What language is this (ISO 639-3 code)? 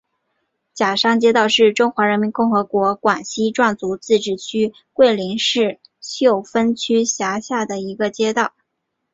zho